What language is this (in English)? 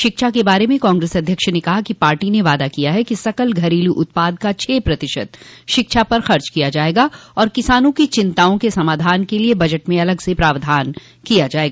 Hindi